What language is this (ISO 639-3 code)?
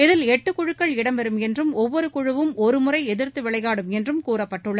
tam